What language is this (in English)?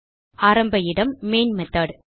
Tamil